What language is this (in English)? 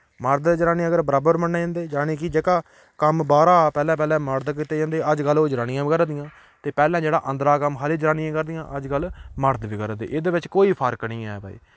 Dogri